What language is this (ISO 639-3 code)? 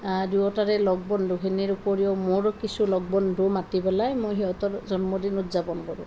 asm